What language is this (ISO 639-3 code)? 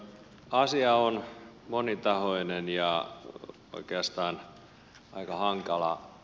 fin